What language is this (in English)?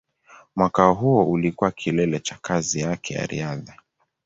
Swahili